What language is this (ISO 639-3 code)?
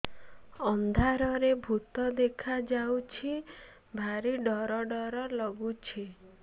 ori